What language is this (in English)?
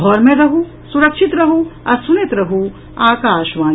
Maithili